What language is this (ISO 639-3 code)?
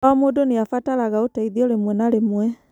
kik